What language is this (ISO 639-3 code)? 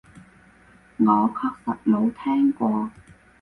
yue